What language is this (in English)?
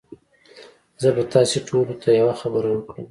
Pashto